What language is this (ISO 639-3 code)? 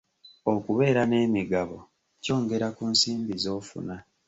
lug